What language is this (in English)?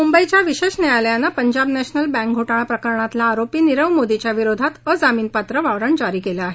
Marathi